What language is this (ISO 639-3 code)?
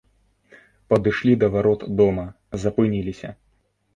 bel